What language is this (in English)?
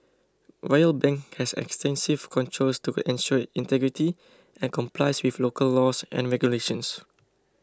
English